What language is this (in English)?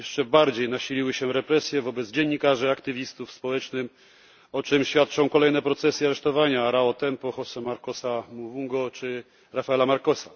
Polish